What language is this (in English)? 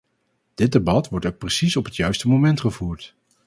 Dutch